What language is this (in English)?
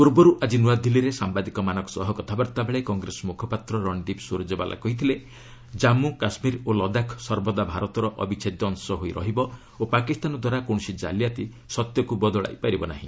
Odia